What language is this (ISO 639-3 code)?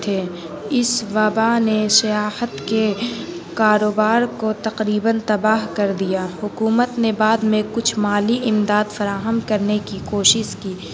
urd